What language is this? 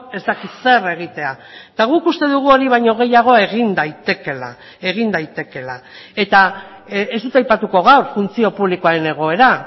Basque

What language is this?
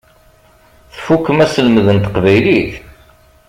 Kabyle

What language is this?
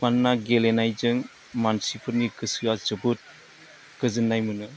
Bodo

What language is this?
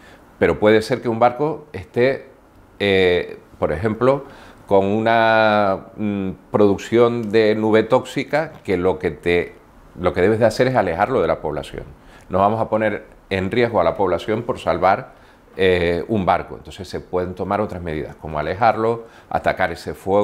Spanish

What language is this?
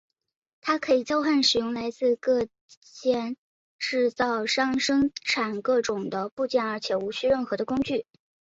Chinese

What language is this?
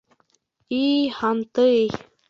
Bashkir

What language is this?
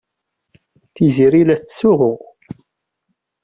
Kabyle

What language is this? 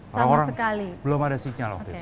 Indonesian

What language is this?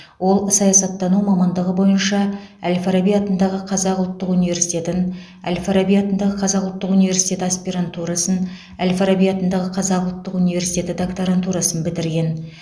Kazakh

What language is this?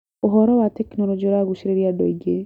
Kikuyu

